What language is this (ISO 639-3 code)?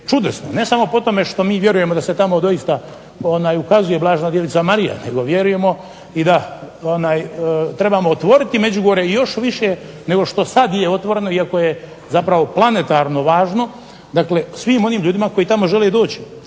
hrv